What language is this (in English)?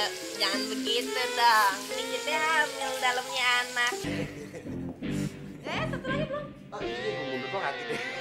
Indonesian